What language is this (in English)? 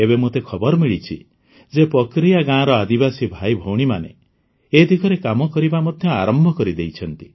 Odia